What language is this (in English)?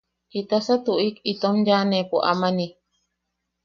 Yaqui